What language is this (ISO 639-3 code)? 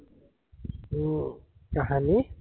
asm